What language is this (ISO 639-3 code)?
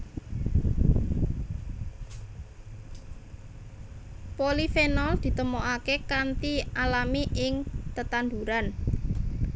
jav